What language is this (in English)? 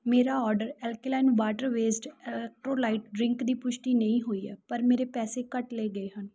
Punjabi